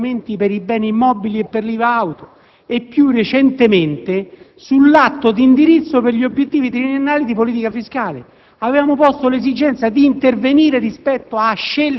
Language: Italian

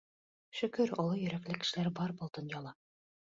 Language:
Bashkir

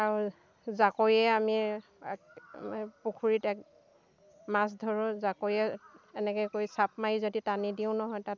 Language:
Assamese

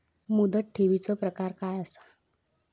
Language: Marathi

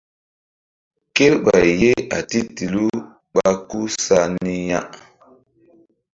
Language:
Mbum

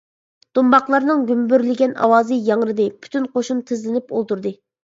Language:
Uyghur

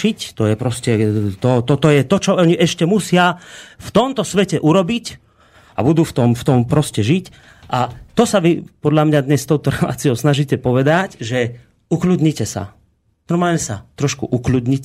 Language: Slovak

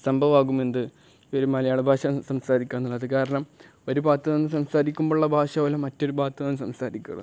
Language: Malayalam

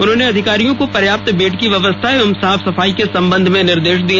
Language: Hindi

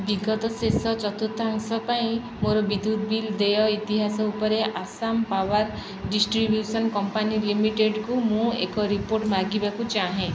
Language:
Odia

